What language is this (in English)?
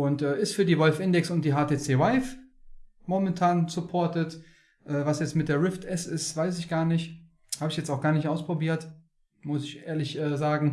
German